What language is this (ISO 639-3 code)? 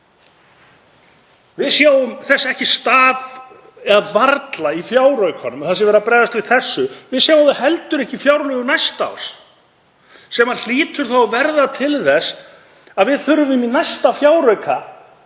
isl